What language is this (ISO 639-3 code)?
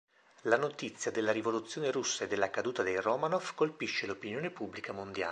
ita